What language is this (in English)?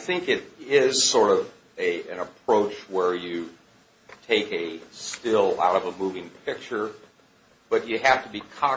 English